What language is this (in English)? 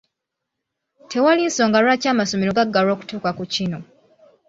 Ganda